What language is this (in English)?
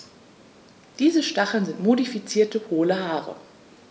German